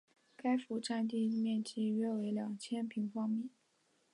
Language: Chinese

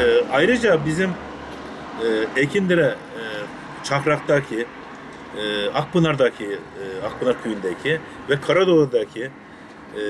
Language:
Turkish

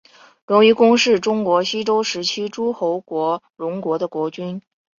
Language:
Chinese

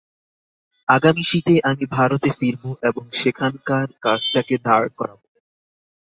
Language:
Bangla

